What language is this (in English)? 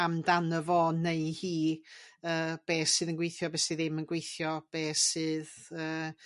Welsh